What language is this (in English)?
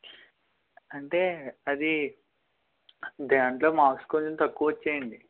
Telugu